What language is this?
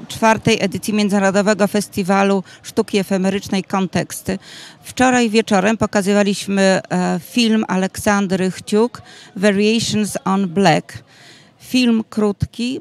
Polish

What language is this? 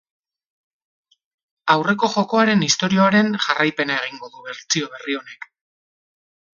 Basque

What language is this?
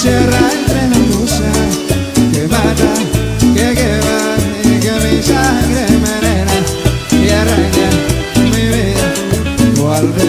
Indonesian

